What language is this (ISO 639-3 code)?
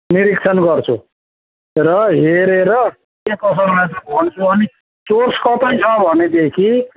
nep